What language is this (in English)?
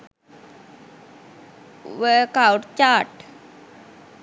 Sinhala